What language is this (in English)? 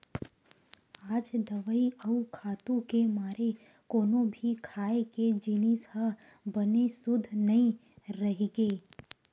Chhattisgarhi